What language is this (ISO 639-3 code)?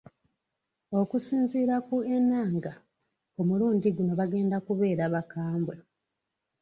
lug